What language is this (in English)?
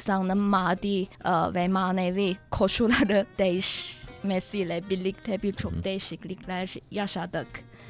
Turkish